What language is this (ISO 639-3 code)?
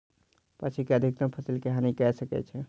mai